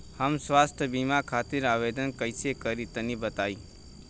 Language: Bhojpuri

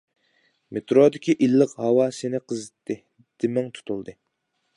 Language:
Uyghur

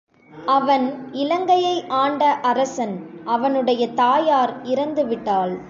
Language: Tamil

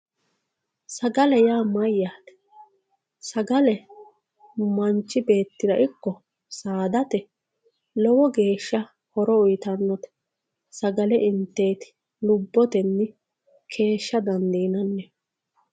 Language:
Sidamo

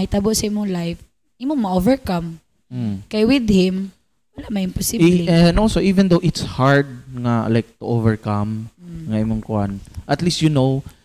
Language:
Filipino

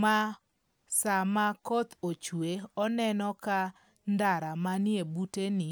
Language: Luo (Kenya and Tanzania)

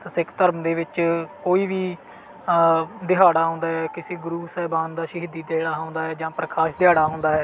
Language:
Punjabi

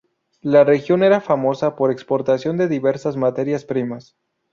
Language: Spanish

